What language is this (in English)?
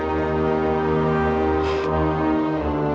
Indonesian